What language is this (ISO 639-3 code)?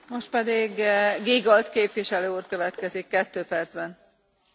deu